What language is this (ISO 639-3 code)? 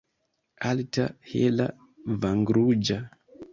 epo